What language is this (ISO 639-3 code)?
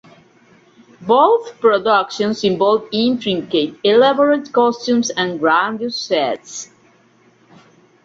eng